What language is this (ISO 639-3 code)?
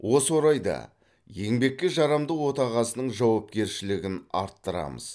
kaz